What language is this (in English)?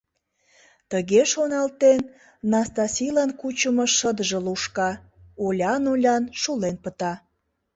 Mari